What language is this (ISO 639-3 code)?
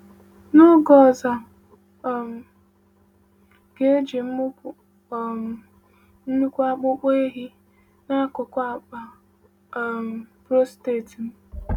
ibo